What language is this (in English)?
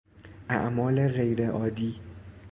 Persian